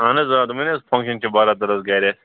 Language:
Kashmiri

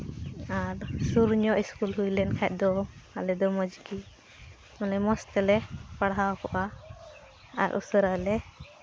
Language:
Santali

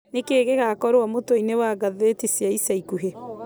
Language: Kikuyu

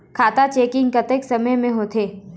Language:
Chhattisgarhi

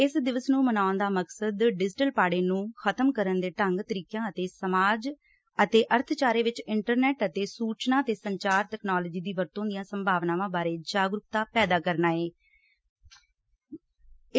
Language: Punjabi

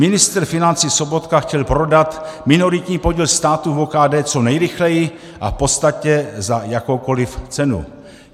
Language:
Czech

